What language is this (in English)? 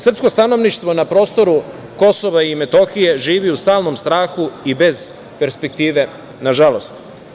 Serbian